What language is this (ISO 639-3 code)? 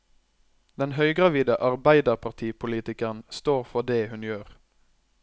nor